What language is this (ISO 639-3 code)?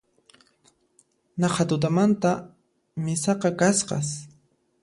qxp